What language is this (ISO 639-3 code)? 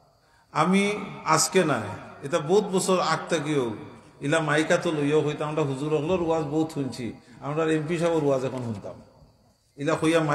ara